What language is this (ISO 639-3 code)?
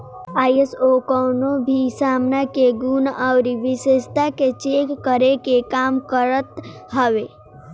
bho